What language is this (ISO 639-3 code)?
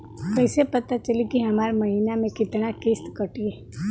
bho